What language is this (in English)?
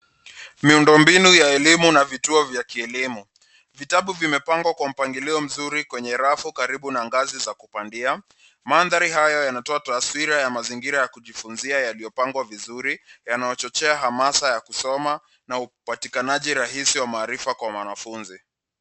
Swahili